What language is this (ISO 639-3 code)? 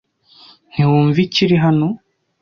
kin